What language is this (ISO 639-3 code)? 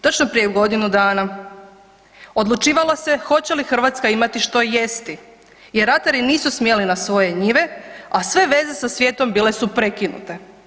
hrv